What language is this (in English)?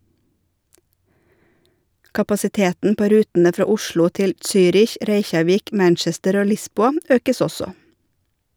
Norwegian